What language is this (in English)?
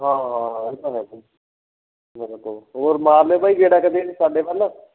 Punjabi